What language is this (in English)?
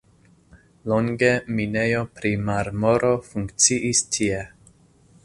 Esperanto